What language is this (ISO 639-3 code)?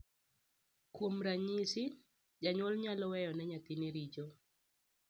luo